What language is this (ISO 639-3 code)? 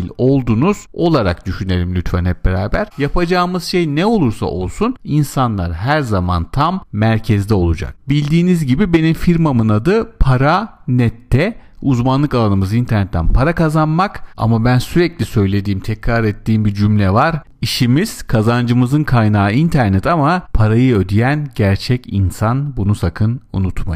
tur